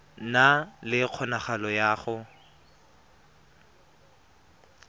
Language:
Tswana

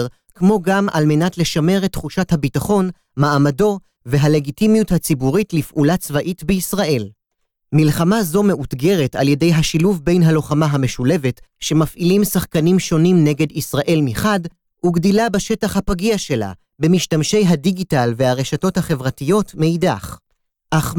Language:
Hebrew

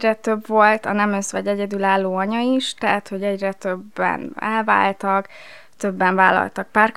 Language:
Hungarian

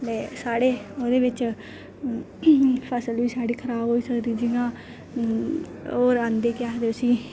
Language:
Dogri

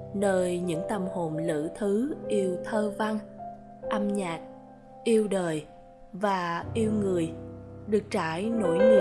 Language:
Vietnamese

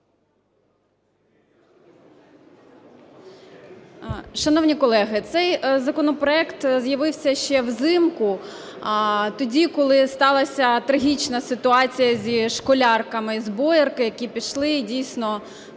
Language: Ukrainian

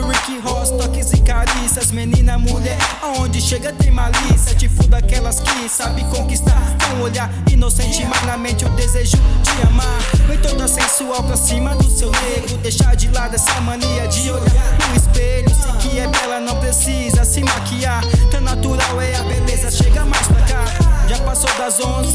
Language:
Portuguese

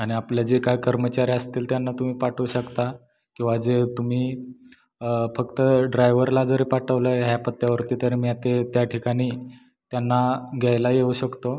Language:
Marathi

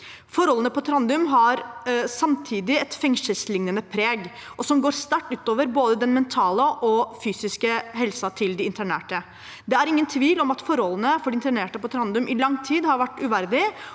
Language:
Norwegian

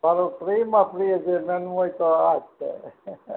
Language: Gujarati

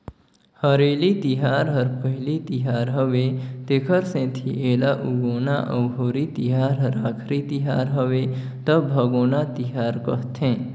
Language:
Chhattisgarhi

